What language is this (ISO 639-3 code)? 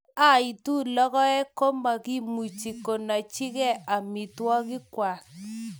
kln